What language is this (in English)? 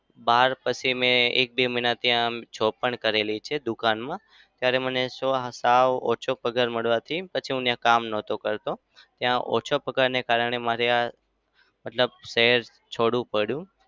Gujarati